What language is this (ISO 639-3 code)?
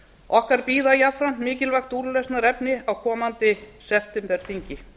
isl